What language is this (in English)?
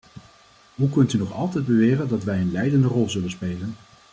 Dutch